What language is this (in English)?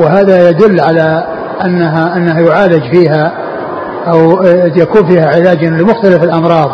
Arabic